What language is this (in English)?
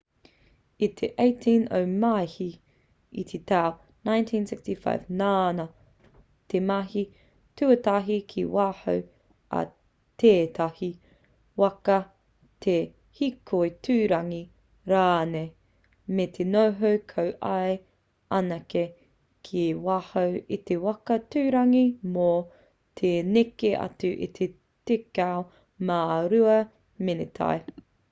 Māori